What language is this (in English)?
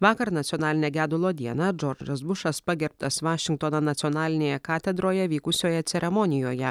Lithuanian